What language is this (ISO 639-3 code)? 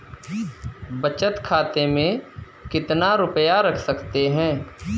hin